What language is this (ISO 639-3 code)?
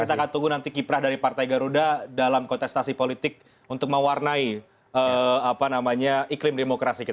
ind